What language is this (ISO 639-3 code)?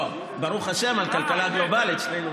heb